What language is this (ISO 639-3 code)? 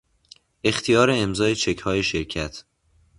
fas